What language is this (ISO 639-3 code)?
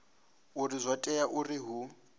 ven